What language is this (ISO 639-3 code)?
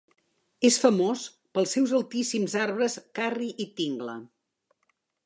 cat